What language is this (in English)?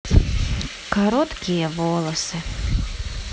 Russian